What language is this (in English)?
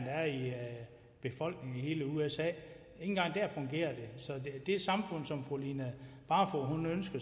Danish